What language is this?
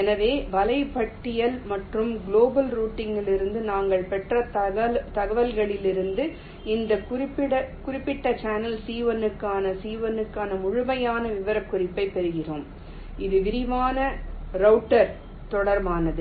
Tamil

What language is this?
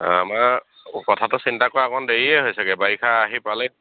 Assamese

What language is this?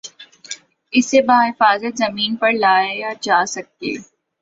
Urdu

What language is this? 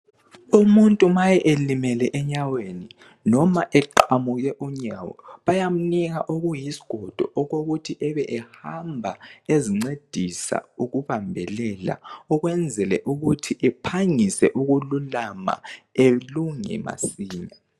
North Ndebele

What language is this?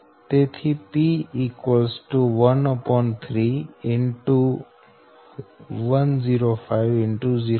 Gujarati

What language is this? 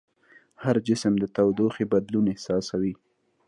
Pashto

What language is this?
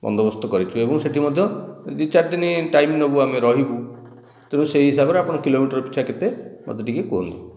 Odia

